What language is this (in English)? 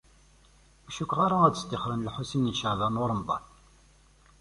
Kabyle